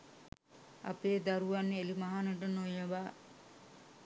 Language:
Sinhala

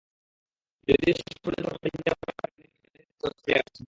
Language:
Bangla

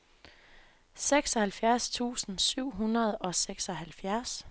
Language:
Danish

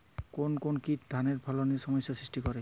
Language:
Bangla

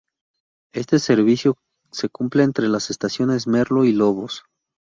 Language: Spanish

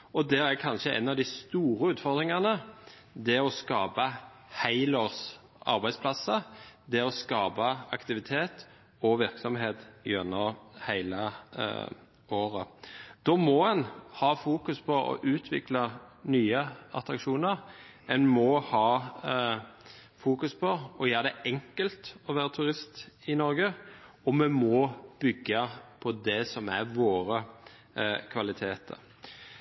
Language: Norwegian Bokmål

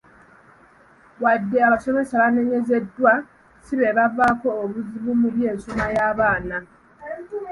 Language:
Ganda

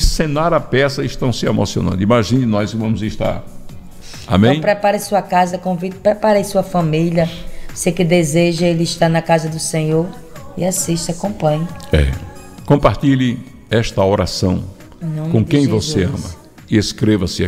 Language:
Portuguese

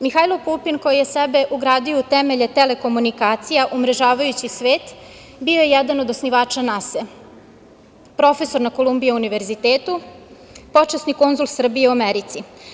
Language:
Serbian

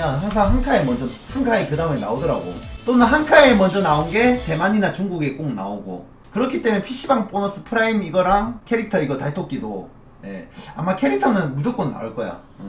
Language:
Korean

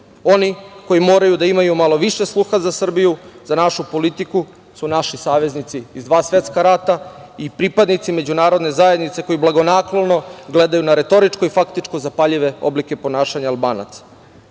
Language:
Serbian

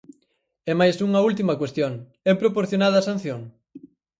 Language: Galician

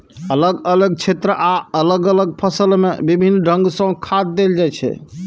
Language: Maithili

